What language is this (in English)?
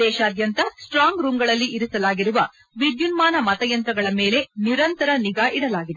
Kannada